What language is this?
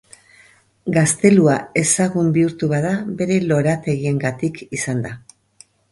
Basque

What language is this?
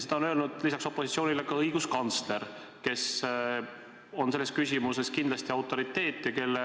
Estonian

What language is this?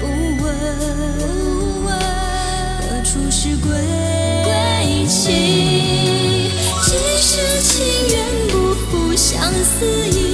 Chinese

